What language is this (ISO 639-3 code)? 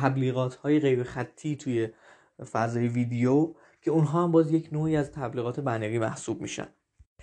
fas